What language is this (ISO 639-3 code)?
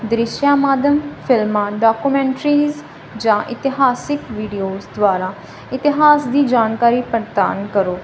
pan